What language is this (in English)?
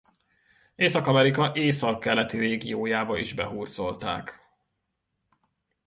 Hungarian